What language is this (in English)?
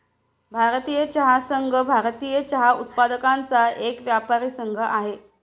Marathi